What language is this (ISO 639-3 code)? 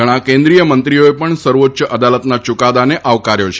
guj